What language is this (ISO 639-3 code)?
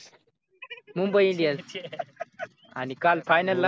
mar